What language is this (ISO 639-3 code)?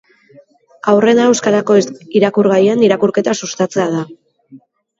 eus